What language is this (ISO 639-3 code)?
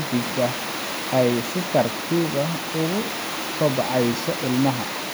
som